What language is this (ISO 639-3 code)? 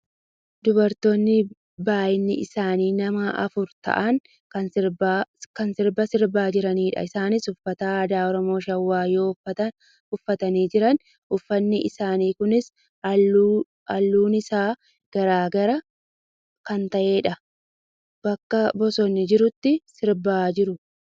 orm